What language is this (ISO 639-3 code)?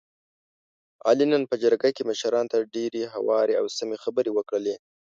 pus